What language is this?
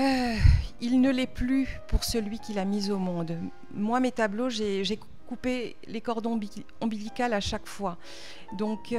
French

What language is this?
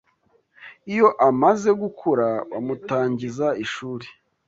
Kinyarwanda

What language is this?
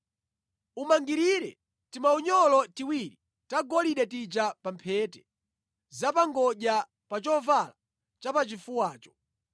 Nyanja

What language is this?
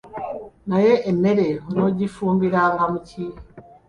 Ganda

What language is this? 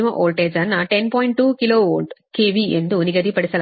Kannada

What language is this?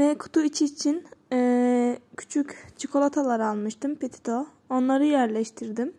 Turkish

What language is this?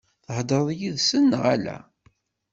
Kabyle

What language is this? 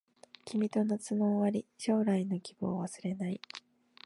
Japanese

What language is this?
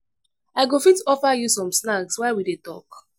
Nigerian Pidgin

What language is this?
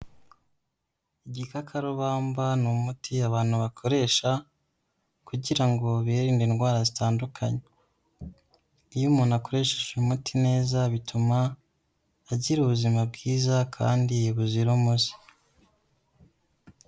Kinyarwanda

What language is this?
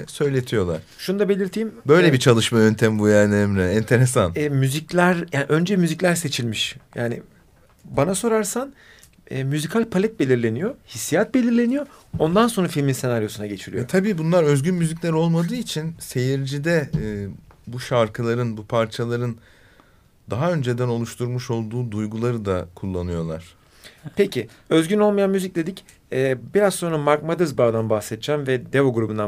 Turkish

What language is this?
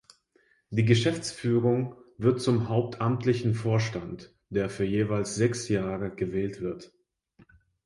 German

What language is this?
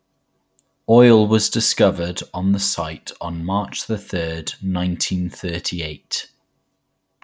English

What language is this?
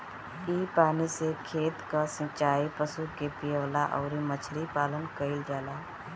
Bhojpuri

